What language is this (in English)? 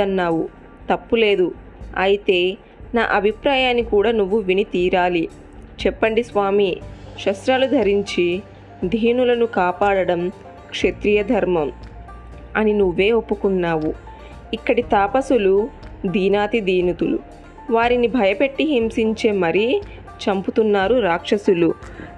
Telugu